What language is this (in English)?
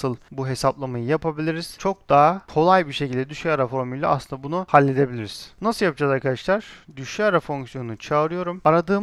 Turkish